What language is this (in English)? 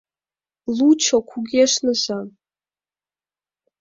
Mari